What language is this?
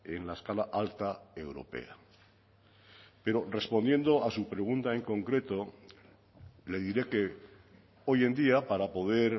Spanish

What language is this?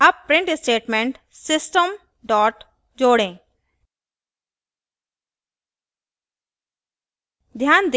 Hindi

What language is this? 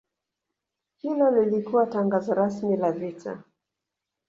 Swahili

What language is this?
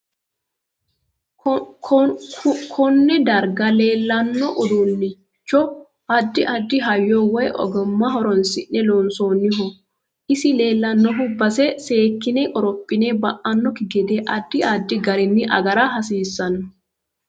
Sidamo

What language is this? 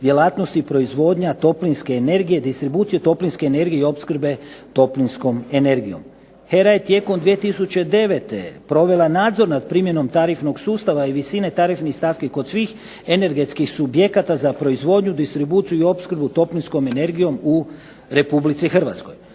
Croatian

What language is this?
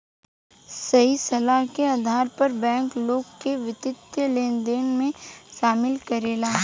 Bhojpuri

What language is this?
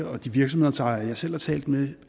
Danish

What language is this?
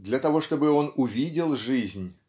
Russian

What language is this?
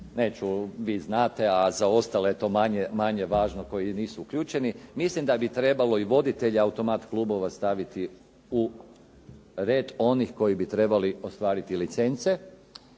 Croatian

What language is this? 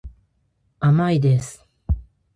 Japanese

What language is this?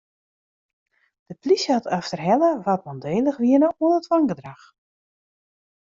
Western Frisian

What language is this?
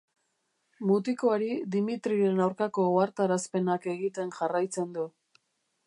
Basque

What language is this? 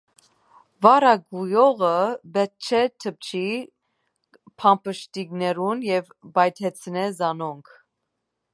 Armenian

